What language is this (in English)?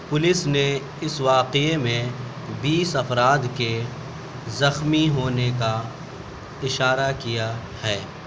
Urdu